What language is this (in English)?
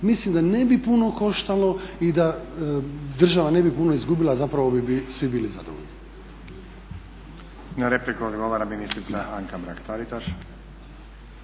Croatian